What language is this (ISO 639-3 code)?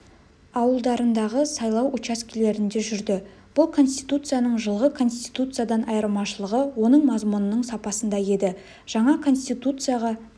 kaz